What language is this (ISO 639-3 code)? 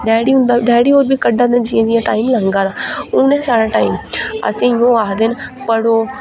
doi